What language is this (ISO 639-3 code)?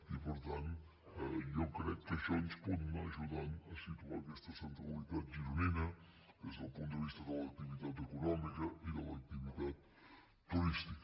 cat